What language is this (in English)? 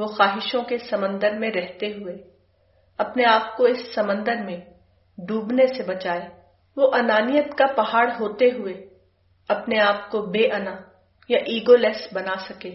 Urdu